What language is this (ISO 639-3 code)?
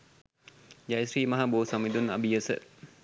sin